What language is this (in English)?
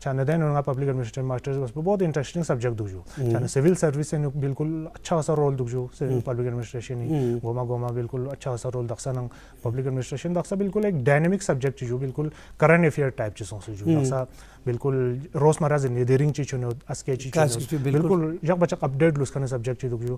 Dutch